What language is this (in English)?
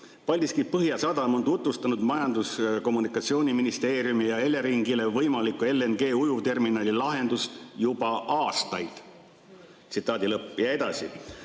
Estonian